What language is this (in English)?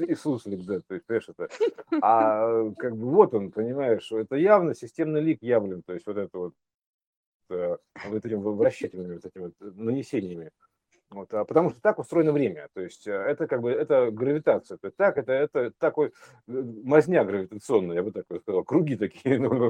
Russian